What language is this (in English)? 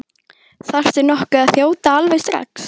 Icelandic